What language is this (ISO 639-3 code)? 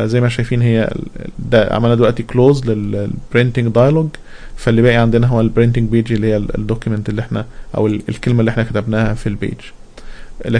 ara